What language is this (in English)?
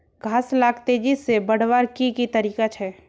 Magahi